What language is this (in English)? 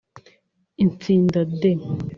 Kinyarwanda